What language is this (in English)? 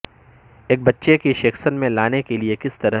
Urdu